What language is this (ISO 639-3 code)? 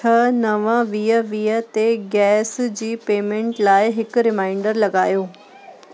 snd